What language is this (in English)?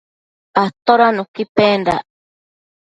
Matsés